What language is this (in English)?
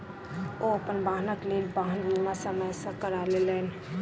Maithili